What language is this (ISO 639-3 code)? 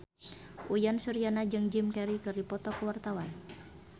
sun